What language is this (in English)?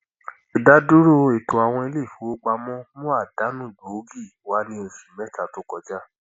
Yoruba